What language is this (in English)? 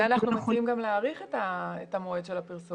Hebrew